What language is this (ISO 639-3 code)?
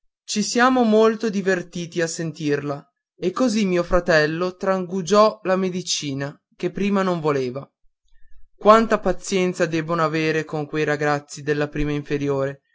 ita